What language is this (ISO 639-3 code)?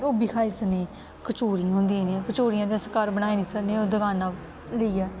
doi